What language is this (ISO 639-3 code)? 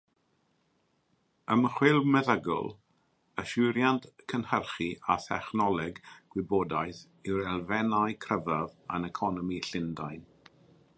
cym